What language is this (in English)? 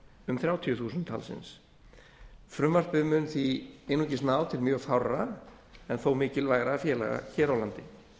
Icelandic